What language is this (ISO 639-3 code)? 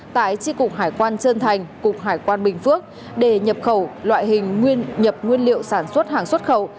vie